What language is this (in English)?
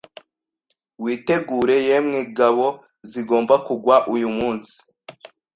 Kinyarwanda